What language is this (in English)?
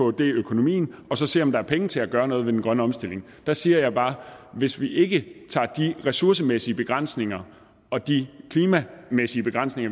Danish